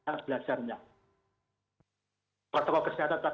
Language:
Indonesian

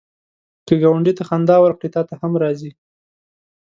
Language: Pashto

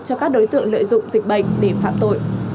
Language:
Vietnamese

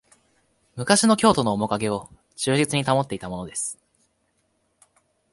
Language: Japanese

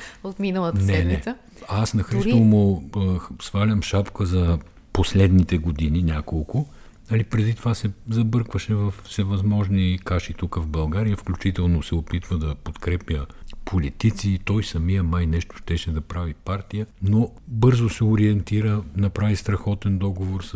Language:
Bulgarian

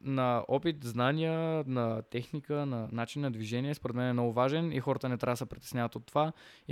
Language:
Bulgarian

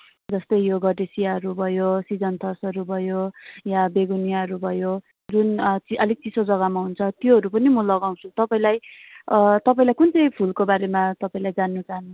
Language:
Nepali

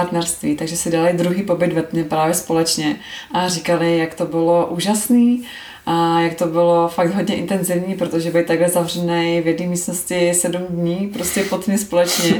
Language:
Czech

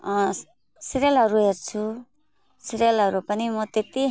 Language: Nepali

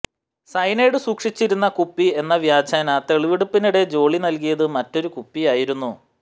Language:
Malayalam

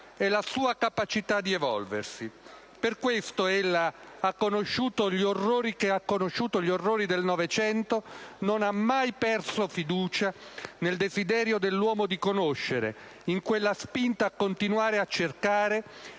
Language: Italian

